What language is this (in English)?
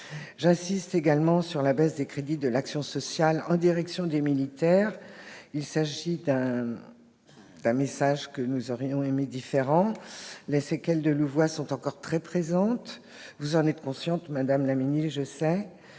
French